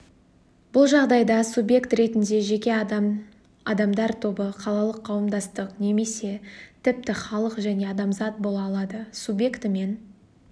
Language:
Kazakh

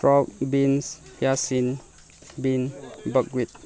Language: Manipuri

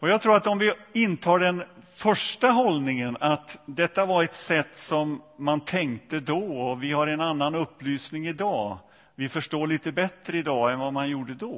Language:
Swedish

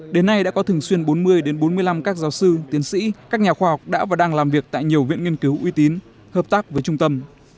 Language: Vietnamese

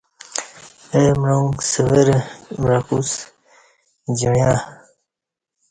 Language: Kati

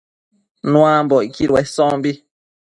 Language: Matsés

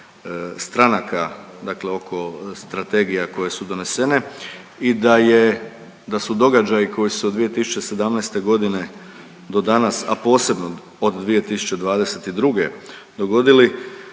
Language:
Croatian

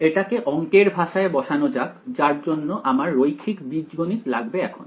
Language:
Bangla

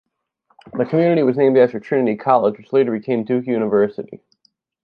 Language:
English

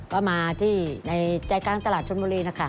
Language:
Thai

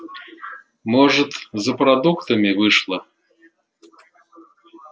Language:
Russian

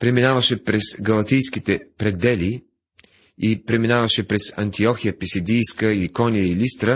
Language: Bulgarian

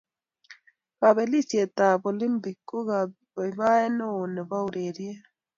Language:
Kalenjin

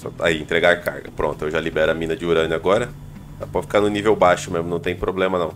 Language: Portuguese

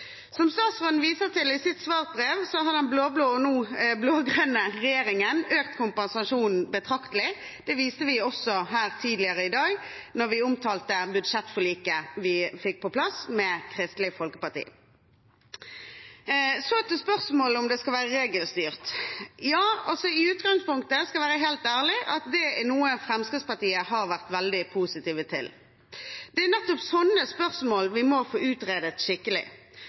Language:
Norwegian Bokmål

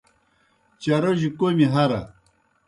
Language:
Kohistani Shina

